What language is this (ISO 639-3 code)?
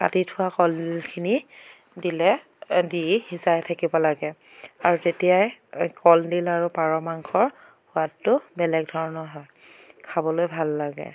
asm